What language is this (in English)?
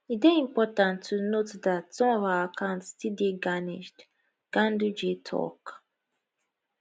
Nigerian Pidgin